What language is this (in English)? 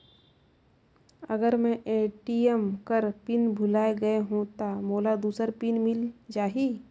Chhattisgarhi